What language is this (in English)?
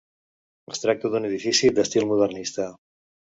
Catalan